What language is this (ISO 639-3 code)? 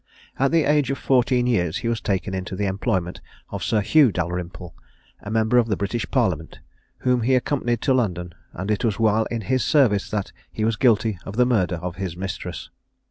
eng